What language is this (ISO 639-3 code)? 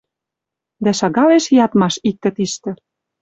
mrj